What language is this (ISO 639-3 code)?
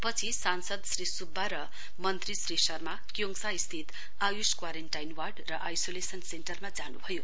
nep